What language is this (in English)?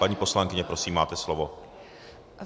Czech